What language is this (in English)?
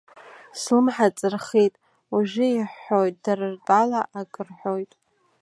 Abkhazian